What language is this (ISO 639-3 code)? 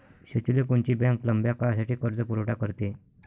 mar